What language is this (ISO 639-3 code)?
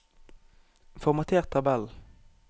nor